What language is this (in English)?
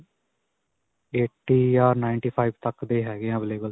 Punjabi